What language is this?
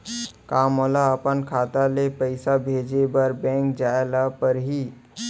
Chhattisgarhi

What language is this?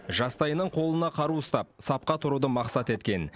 Kazakh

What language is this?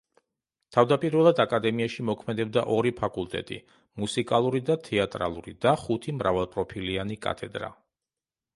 Georgian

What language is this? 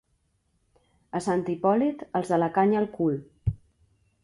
Catalan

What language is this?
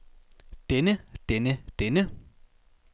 Danish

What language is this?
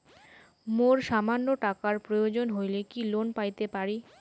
Bangla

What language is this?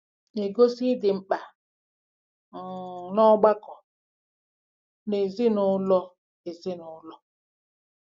Igbo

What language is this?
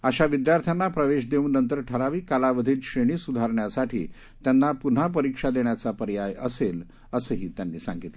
Marathi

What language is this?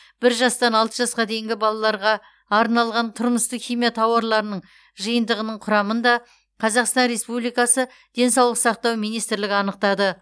Kazakh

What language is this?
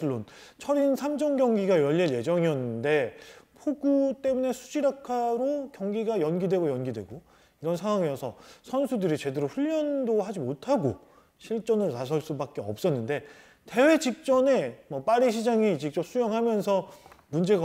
Korean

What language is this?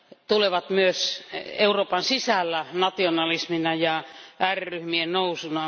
Finnish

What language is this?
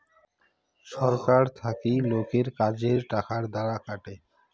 Bangla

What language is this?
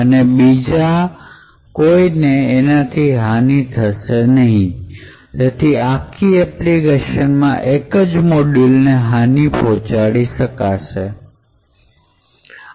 Gujarati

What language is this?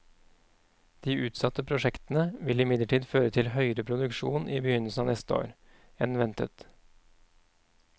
Norwegian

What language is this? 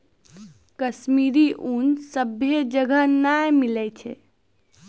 Maithili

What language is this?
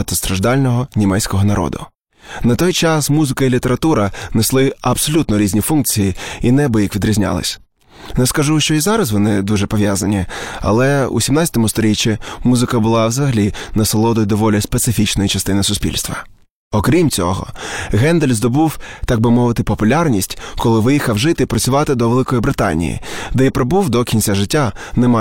Ukrainian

